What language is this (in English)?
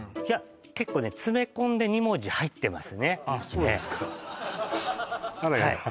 Japanese